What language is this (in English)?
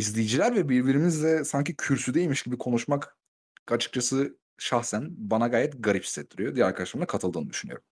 Turkish